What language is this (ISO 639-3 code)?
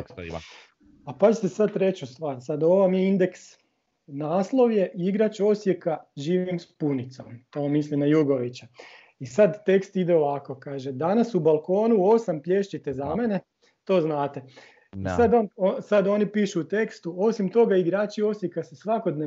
hrv